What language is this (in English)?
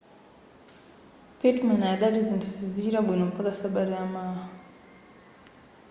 Nyanja